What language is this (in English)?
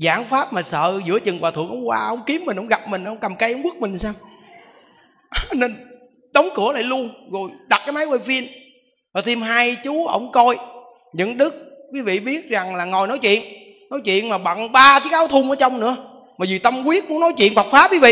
Vietnamese